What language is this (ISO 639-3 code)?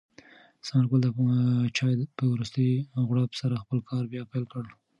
pus